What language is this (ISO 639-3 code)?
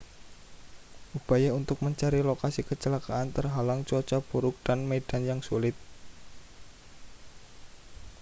ind